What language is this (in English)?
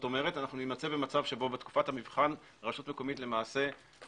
Hebrew